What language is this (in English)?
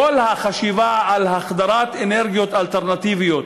Hebrew